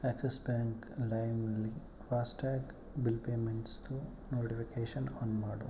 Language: Kannada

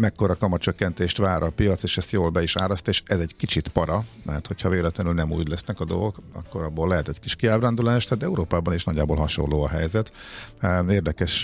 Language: Hungarian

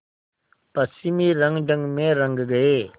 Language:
Hindi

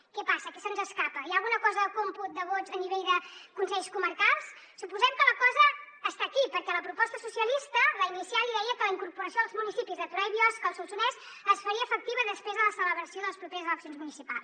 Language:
Catalan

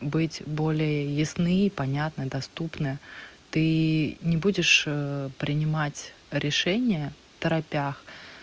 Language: Russian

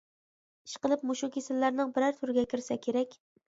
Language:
Uyghur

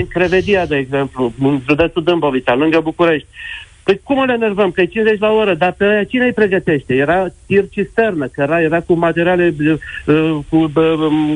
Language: Romanian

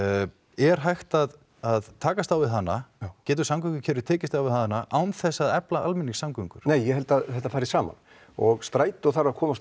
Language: Icelandic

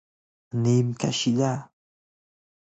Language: Persian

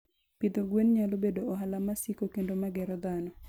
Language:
Luo (Kenya and Tanzania)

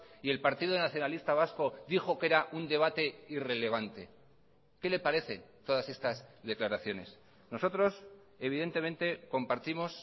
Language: Spanish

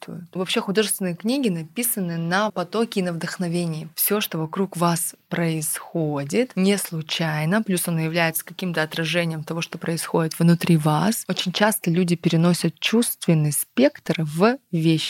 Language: Russian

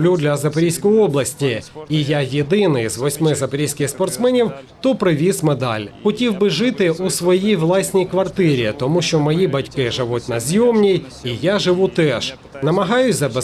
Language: Ukrainian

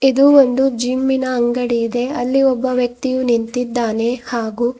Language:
Kannada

